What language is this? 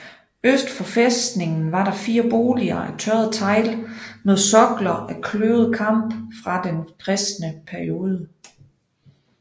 Danish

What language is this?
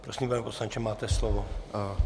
Czech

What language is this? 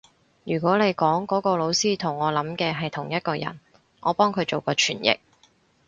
Cantonese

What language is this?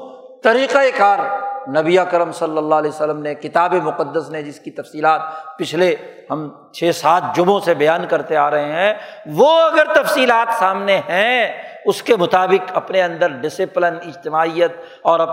Urdu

